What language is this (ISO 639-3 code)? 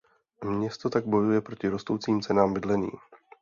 ces